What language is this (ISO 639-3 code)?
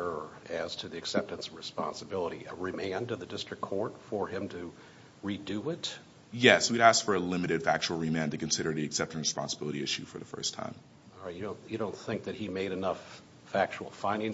eng